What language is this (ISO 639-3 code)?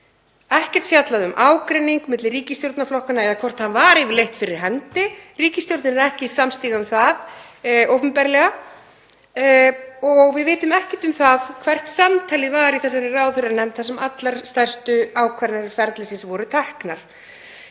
isl